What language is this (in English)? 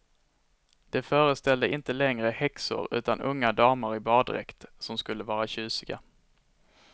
Swedish